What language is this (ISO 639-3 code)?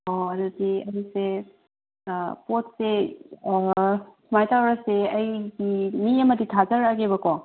mni